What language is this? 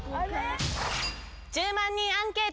Japanese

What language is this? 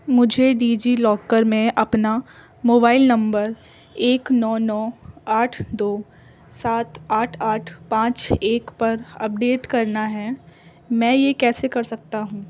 Urdu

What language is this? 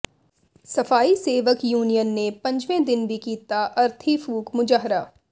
Punjabi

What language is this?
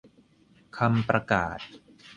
Thai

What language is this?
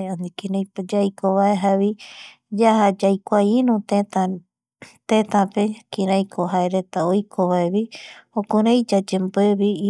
Eastern Bolivian Guaraní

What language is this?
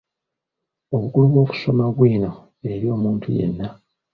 Ganda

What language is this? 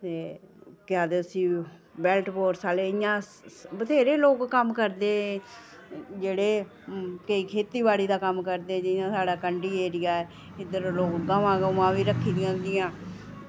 Dogri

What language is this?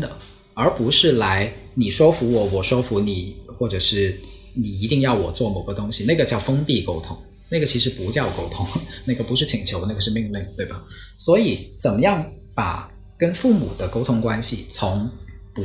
Chinese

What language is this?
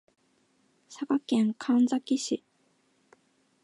Japanese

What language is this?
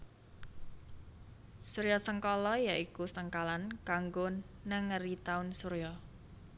Javanese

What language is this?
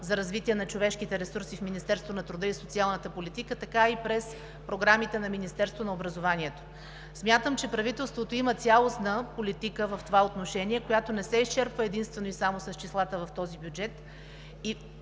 Bulgarian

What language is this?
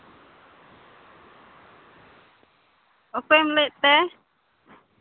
Santali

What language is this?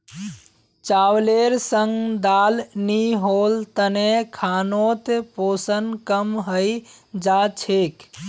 Magahi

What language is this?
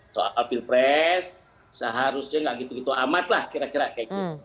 Indonesian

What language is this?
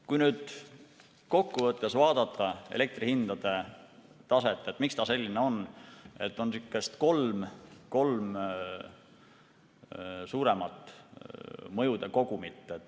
Estonian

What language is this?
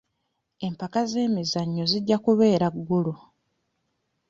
Ganda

